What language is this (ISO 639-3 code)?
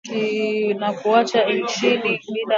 swa